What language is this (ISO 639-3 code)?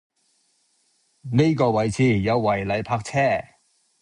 yue